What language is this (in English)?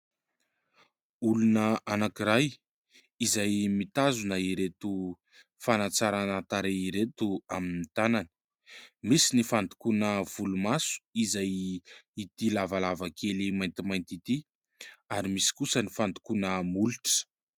Malagasy